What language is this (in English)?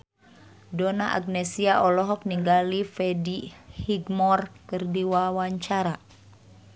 Sundanese